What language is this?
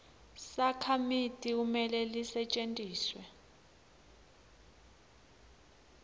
Swati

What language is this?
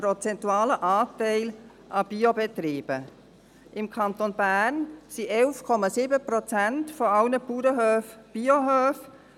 Swiss German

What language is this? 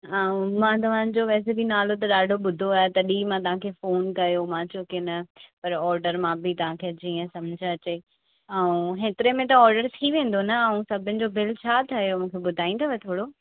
Sindhi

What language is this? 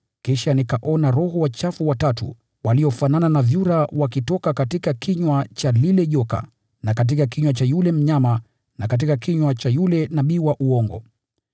Swahili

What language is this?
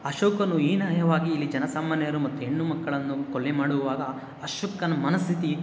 Kannada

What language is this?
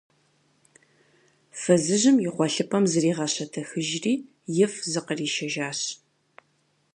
Kabardian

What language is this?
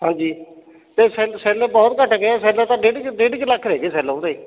Punjabi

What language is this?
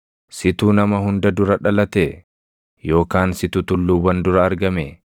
Oromo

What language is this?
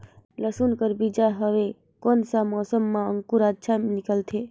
Chhattisgarhi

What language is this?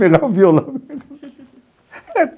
Portuguese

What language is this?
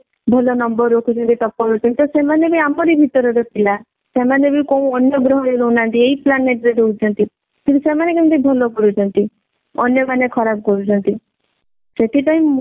Odia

